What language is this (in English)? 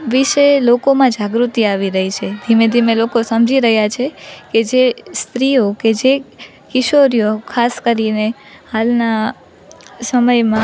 Gujarati